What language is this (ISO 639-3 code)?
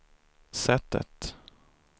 swe